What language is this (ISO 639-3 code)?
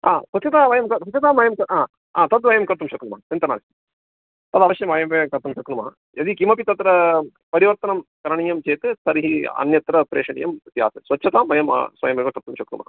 san